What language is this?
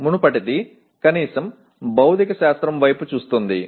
Telugu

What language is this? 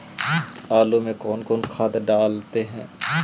Magahi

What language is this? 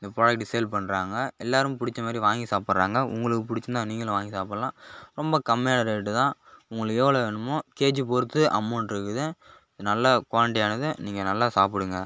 Tamil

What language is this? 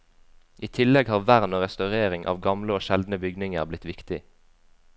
Norwegian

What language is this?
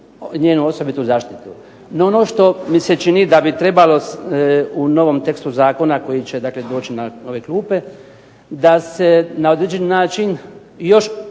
Croatian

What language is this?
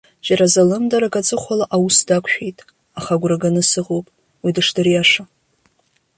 Abkhazian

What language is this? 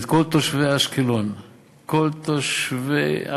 Hebrew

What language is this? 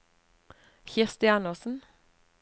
Norwegian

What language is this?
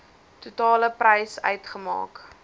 Afrikaans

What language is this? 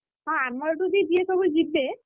Odia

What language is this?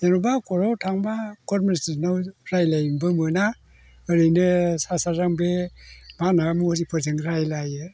Bodo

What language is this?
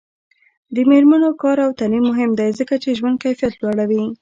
Pashto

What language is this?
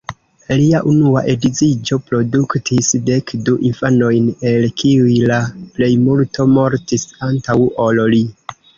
Esperanto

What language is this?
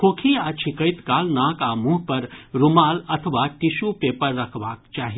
Maithili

